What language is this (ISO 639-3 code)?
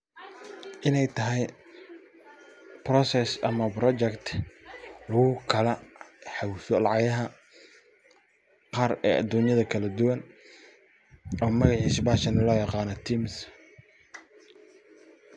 som